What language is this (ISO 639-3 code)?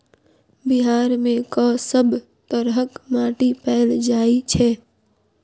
mai